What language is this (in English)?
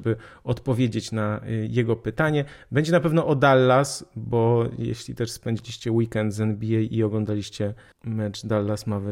Polish